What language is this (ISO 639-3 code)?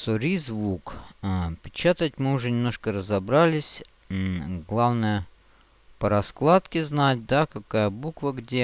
rus